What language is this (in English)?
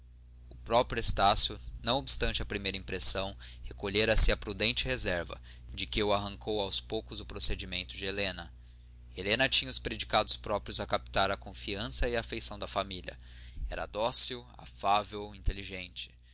Portuguese